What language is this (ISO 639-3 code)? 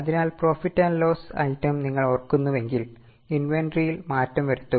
mal